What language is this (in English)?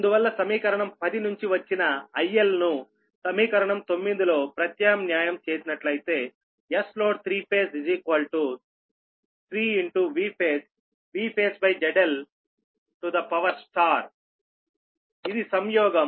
Telugu